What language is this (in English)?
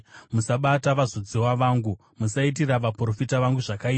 Shona